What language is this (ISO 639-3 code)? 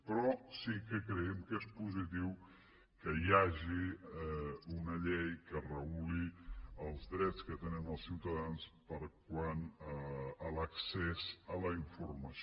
cat